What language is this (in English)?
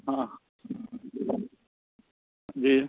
Hindi